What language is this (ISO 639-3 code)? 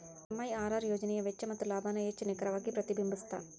kan